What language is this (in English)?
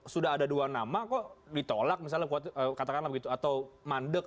Indonesian